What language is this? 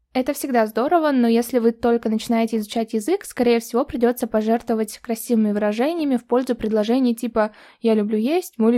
Russian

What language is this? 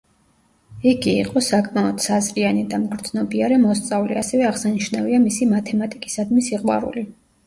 Georgian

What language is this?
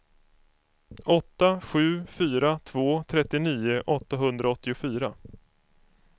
Swedish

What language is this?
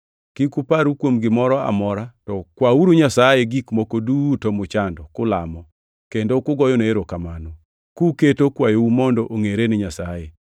Luo (Kenya and Tanzania)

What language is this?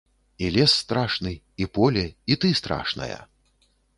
Belarusian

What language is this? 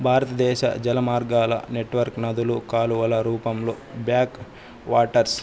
Telugu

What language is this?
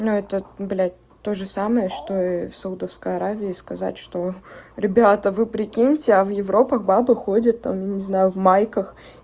Russian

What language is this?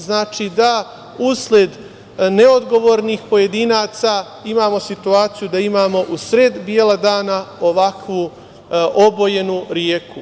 Serbian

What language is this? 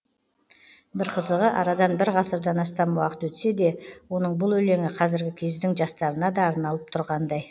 Kazakh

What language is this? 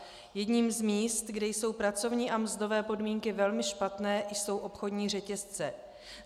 Czech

